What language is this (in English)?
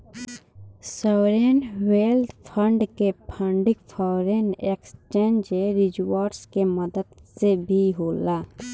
Bhojpuri